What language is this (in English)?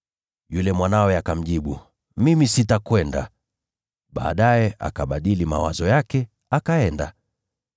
Swahili